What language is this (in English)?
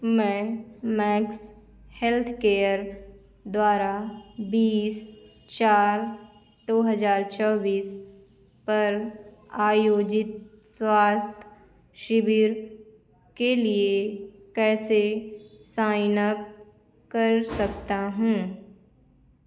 Hindi